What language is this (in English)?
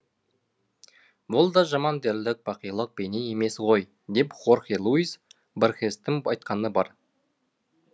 Kazakh